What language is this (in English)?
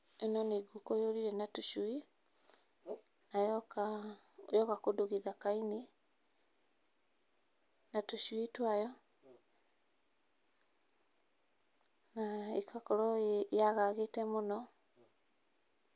Kikuyu